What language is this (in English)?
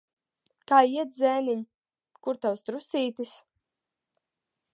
Latvian